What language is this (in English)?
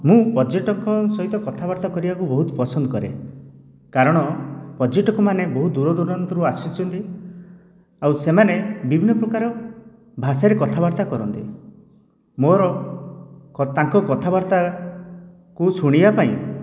Odia